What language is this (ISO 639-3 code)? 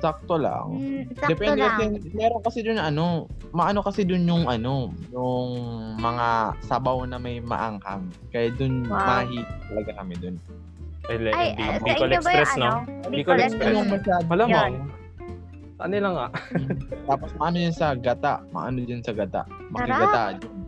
fil